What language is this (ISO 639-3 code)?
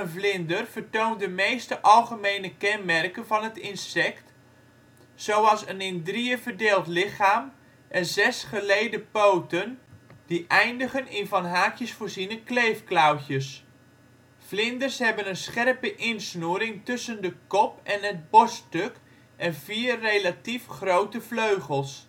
nld